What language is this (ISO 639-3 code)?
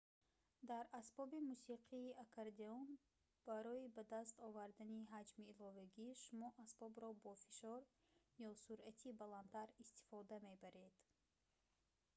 tgk